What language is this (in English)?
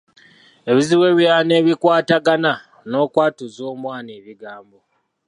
Ganda